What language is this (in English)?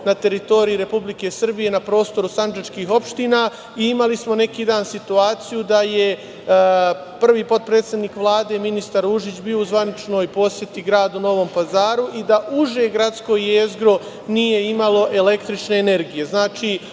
Serbian